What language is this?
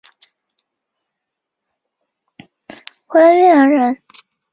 Chinese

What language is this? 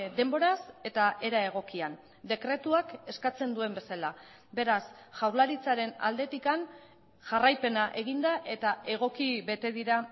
Basque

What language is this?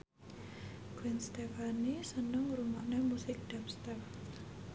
Javanese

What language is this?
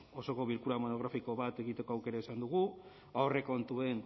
Basque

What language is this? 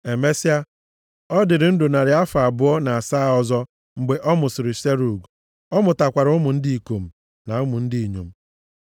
Igbo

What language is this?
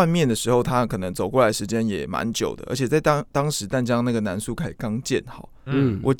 Chinese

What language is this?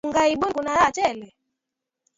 Swahili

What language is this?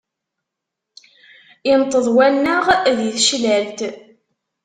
Kabyle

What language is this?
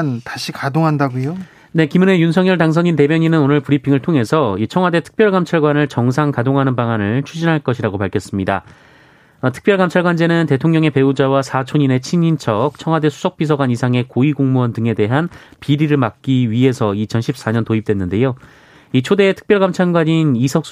Korean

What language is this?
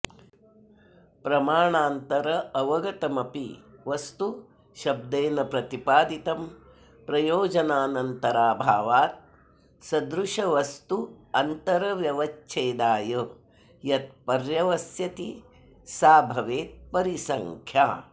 Sanskrit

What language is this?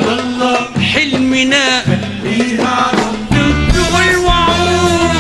Arabic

